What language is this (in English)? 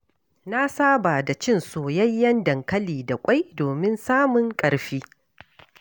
Hausa